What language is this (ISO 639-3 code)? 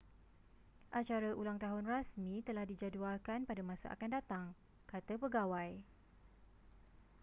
msa